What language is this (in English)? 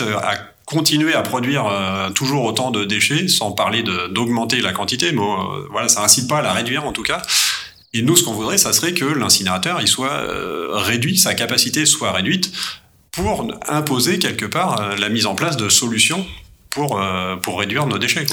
French